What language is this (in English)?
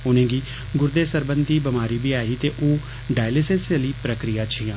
Dogri